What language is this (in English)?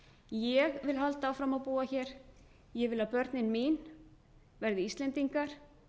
Icelandic